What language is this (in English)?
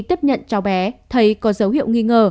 Vietnamese